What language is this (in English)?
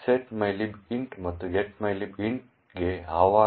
Kannada